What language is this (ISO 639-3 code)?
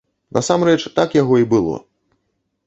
bel